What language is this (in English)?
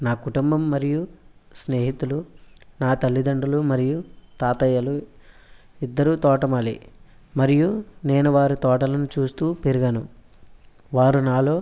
Telugu